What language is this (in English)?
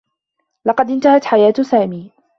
Arabic